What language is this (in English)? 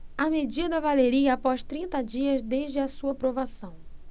Portuguese